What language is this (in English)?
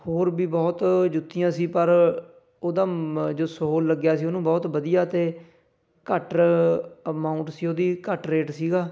Punjabi